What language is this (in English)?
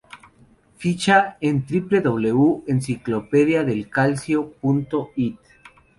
Spanish